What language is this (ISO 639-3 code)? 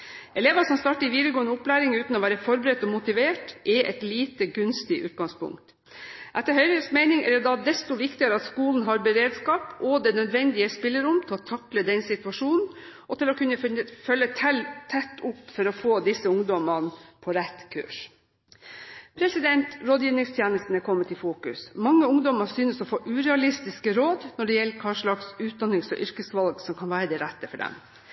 nob